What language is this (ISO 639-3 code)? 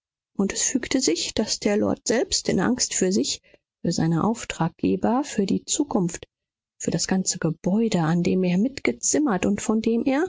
deu